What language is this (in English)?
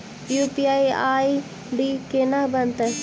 Maithili